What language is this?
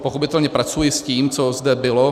Czech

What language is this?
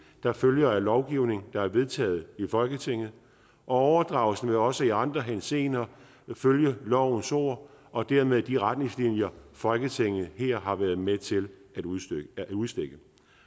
Danish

